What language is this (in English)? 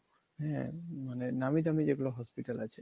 Bangla